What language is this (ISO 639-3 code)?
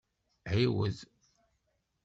kab